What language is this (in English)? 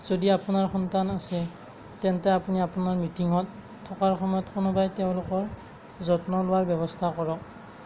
Assamese